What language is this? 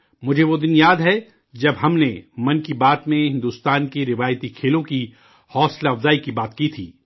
Urdu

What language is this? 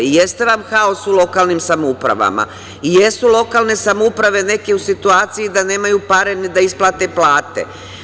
Serbian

